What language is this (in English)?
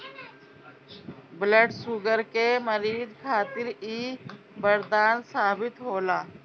Bhojpuri